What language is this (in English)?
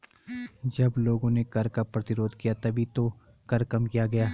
Hindi